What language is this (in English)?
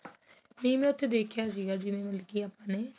Punjabi